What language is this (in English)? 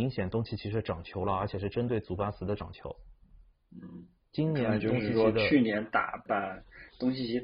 Chinese